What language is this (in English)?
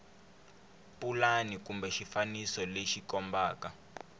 Tsonga